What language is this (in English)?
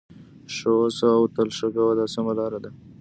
Pashto